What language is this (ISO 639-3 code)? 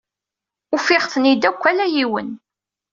kab